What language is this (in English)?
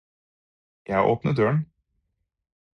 Norwegian Bokmål